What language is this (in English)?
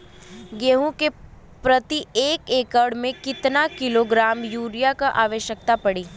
Bhojpuri